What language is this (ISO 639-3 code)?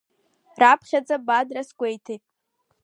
abk